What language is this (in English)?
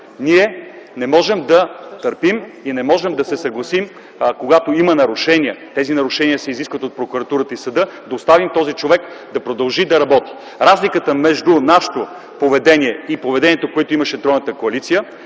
Bulgarian